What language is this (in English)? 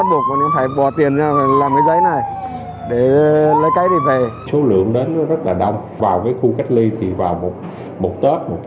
Vietnamese